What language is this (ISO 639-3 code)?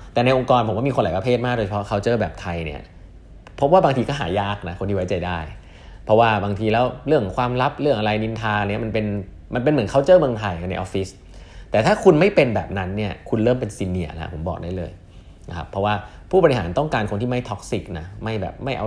tha